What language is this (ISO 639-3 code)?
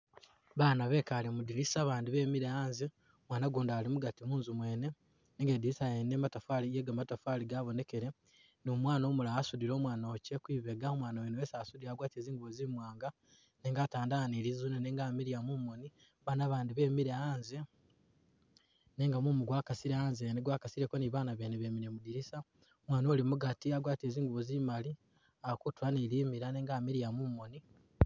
myx